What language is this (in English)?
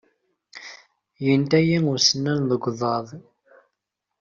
Kabyle